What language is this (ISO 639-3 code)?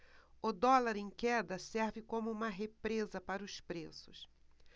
por